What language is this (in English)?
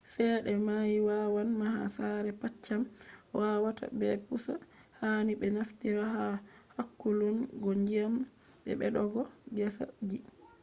Fula